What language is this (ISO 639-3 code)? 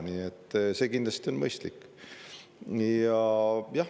est